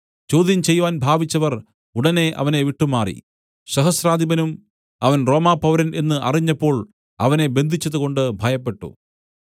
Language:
Malayalam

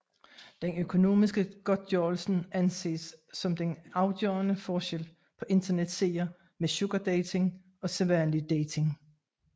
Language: Danish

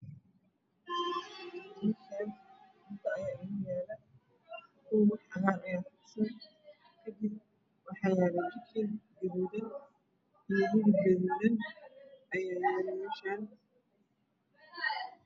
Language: Somali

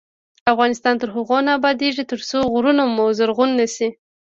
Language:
Pashto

